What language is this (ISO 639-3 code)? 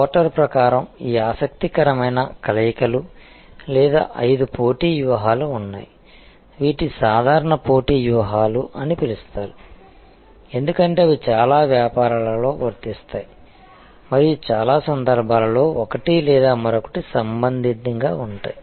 tel